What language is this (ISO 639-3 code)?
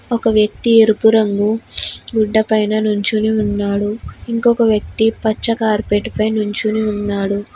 tel